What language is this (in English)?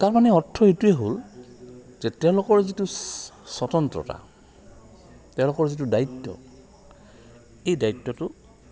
Assamese